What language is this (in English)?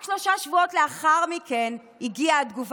Hebrew